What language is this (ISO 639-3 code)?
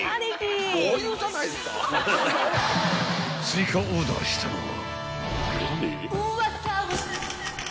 jpn